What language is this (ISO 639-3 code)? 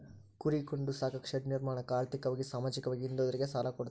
kan